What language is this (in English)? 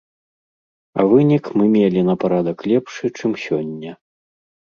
Belarusian